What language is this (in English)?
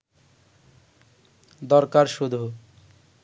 Bangla